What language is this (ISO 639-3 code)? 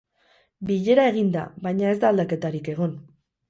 eus